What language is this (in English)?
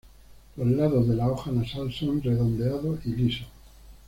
Spanish